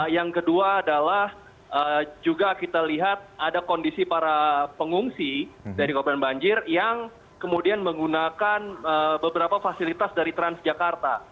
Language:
Indonesian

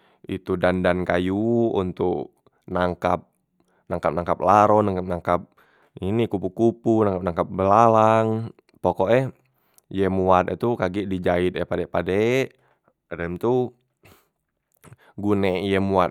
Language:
Musi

